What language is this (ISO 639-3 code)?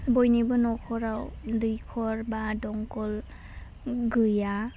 brx